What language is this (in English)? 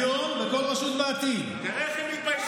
Hebrew